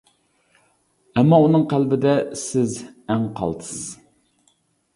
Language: Uyghur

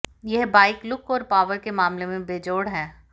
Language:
Hindi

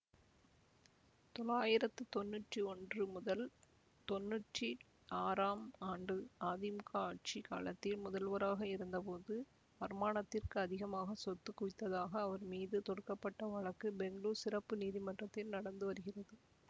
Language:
Tamil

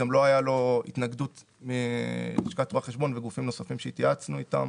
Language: Hebrew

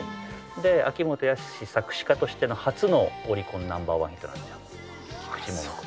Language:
Japanese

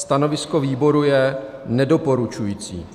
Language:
Czech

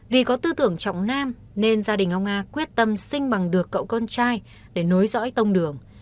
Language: Vietnamese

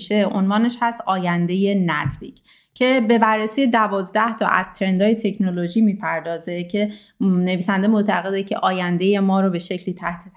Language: Persian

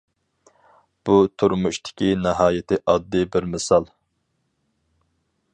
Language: Uyghur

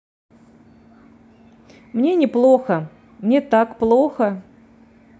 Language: Russian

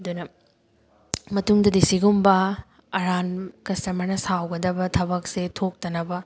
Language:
Manipuri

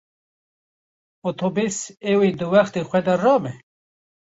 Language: Kurdish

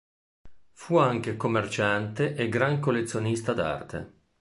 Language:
Italian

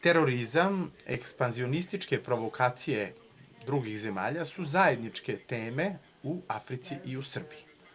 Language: Serbian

